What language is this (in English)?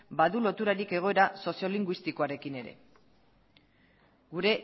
Basque